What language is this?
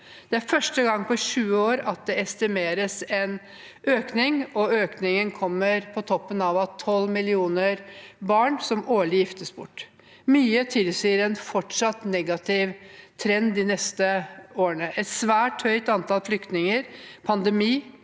Norwegian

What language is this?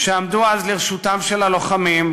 Hebrew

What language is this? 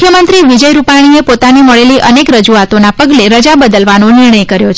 Gujarati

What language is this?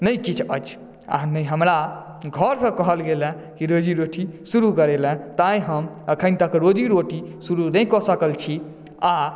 Maithili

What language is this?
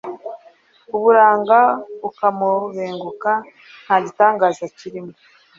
Kinyarwanda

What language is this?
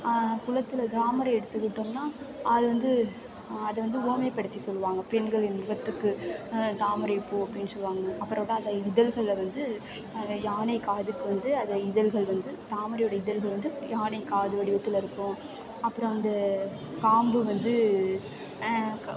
Tamil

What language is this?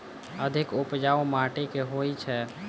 Maithili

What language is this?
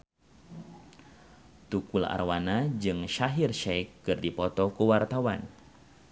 Sundanese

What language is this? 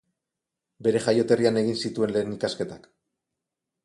Basque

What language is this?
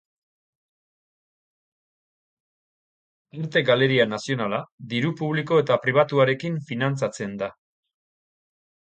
Basque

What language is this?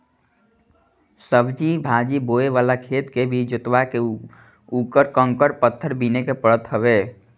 Bhojpuri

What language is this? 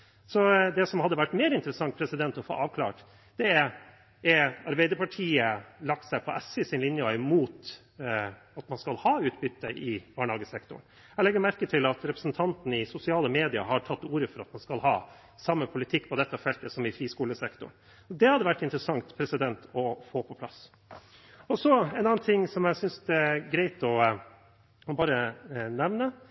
Norwegian Bokmål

